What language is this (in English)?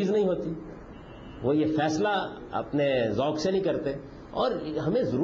Urdu